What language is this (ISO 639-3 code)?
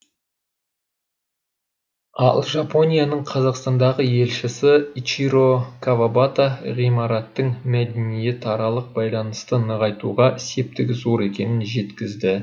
kaz